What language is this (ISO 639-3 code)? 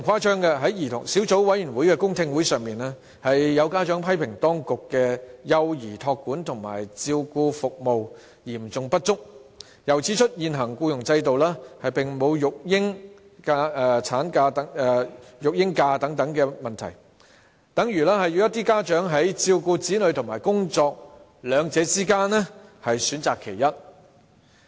yue